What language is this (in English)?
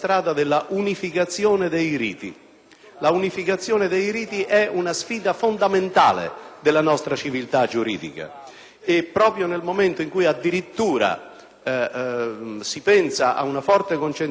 Italian